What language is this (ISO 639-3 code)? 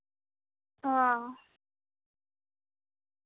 sat